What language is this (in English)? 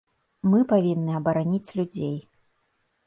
Belarusian